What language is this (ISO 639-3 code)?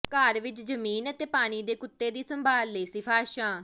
pan